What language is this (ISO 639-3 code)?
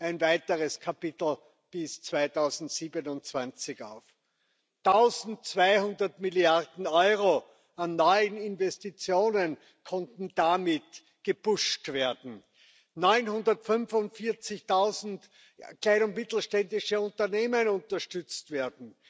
deu